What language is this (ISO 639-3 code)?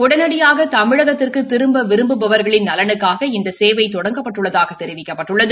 tam